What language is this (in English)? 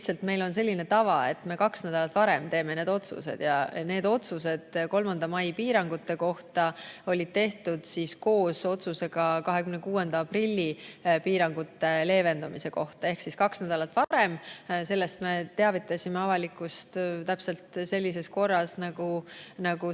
Estonian